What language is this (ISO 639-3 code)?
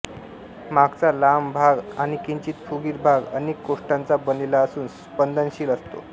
mar